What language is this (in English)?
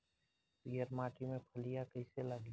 Bhojpuri